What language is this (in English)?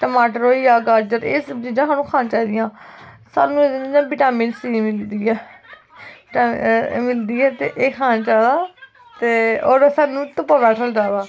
Dogri